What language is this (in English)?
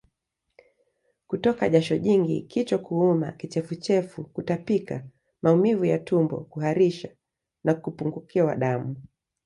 Swahili